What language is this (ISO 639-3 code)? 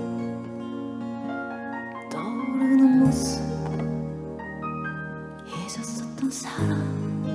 kor